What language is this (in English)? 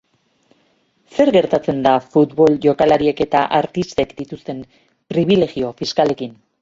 Basque